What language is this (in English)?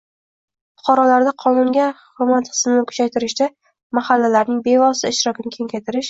Uzbek